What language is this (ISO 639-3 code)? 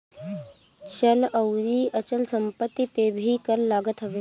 bho